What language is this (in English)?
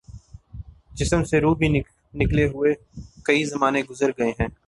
Urdu